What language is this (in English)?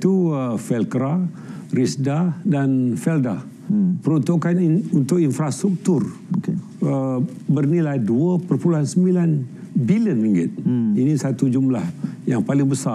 Malay